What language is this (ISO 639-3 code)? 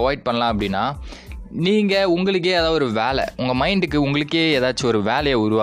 tam